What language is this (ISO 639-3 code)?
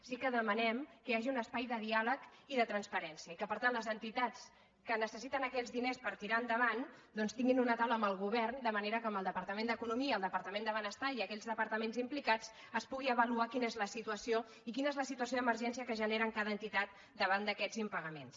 cat